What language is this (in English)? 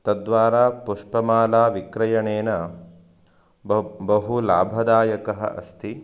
Sanskrit